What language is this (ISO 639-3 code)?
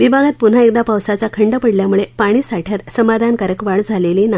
mar